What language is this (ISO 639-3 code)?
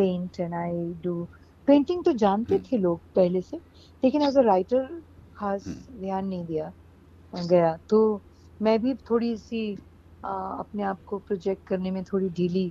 hin